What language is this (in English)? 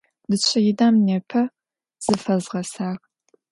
Adyghe